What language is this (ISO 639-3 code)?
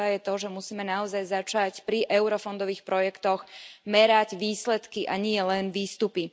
slk